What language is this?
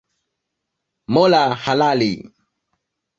Swahili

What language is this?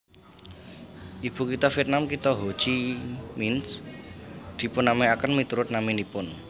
Javanese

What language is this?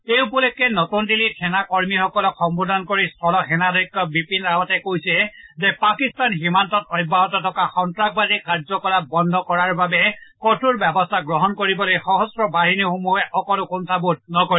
Assamese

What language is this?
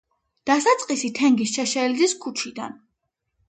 Georgian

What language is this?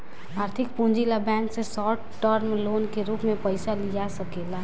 Bhojpuri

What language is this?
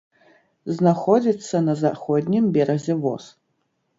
Belarusian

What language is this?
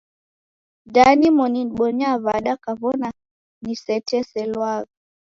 Taita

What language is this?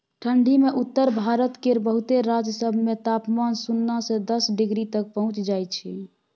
Maithili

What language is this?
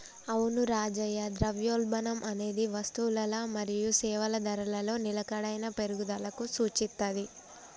Telugu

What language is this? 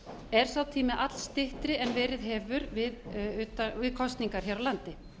Icelandic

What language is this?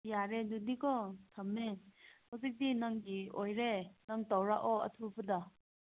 Manipuri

